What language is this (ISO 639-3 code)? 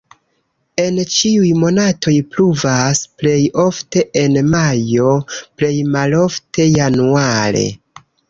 epo